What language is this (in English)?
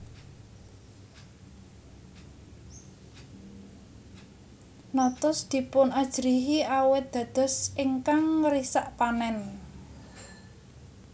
Javanese